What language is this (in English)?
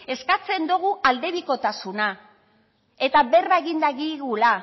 Basque